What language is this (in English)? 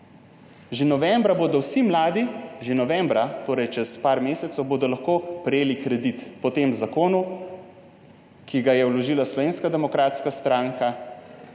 Slovenian